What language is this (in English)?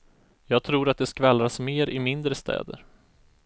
Swedish